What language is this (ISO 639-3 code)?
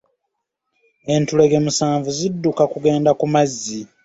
lug